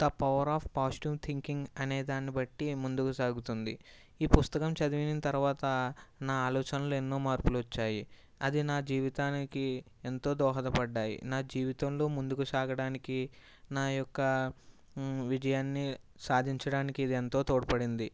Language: Telugu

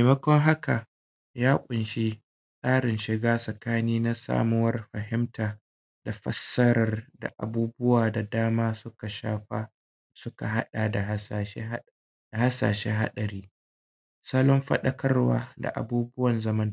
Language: Hausa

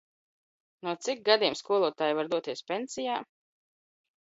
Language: Latvian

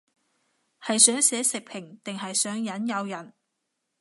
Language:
Cantonese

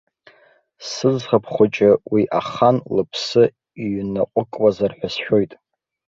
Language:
Abkhazian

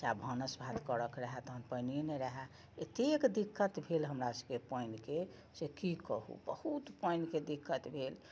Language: Maithili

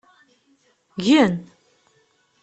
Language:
Kabyle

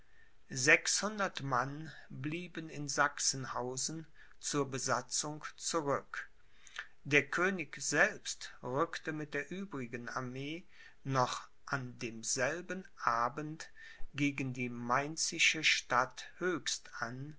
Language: German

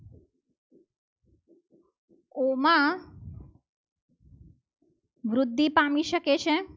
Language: Gujarati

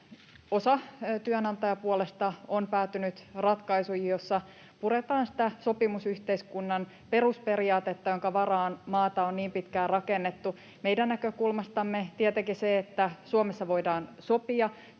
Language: Finnish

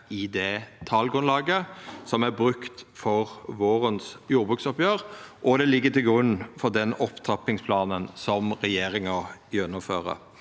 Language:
Norwegian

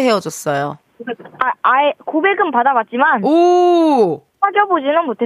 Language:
Korean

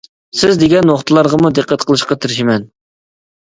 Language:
Uyghur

